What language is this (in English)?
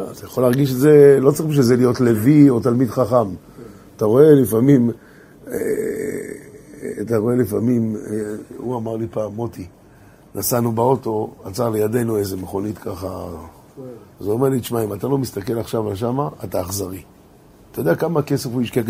Hebrew